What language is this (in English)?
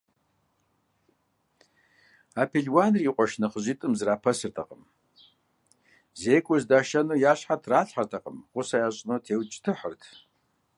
Kabardian